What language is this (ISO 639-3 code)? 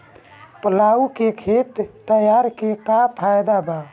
bho